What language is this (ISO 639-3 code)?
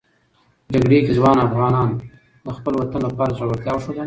pus